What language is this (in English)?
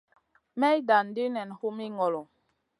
Masana